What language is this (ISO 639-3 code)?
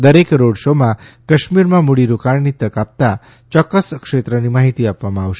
guj